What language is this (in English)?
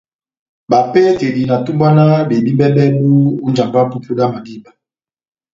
Batanga